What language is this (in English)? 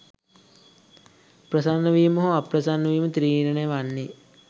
Sinhala